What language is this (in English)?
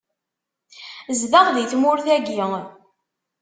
Kabyle